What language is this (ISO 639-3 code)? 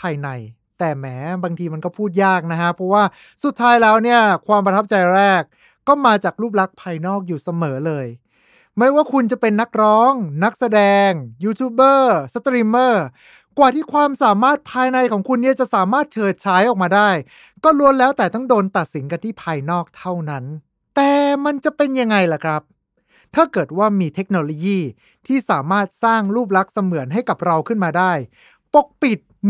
tha